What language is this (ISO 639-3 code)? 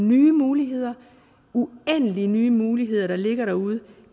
dan